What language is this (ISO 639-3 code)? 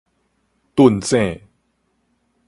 nan